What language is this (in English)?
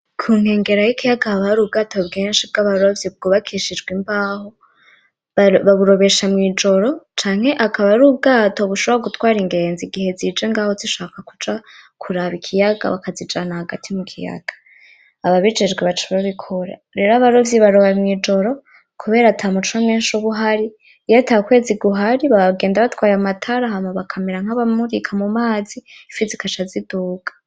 Rundi